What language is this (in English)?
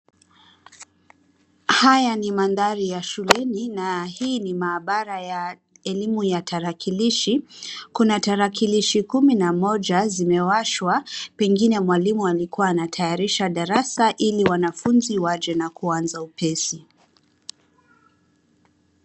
Swahili